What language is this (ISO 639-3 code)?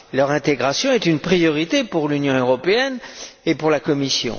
fra